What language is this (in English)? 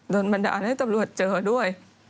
Thai